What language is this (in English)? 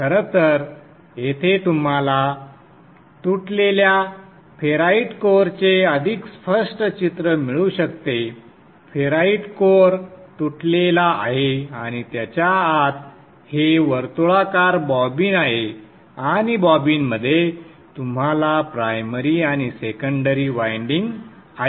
Marathi